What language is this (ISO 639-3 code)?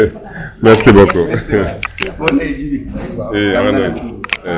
srr